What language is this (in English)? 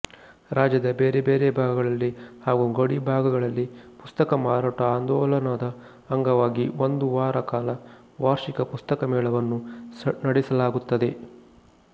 Kannada